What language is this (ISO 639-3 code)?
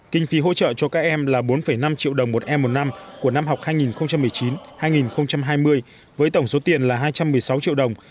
vie